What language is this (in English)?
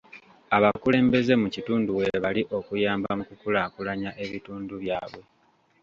Ganda